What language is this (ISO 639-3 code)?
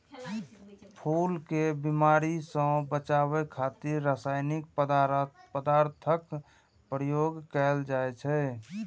mai